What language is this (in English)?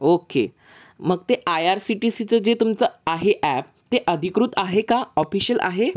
Marathi